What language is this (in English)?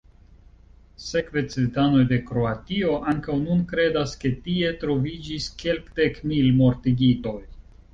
Esperanto